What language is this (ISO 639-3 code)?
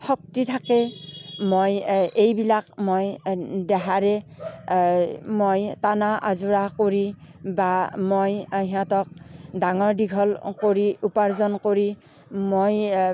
asm